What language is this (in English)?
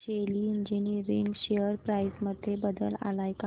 Marathi